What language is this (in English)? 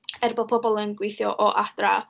Welsh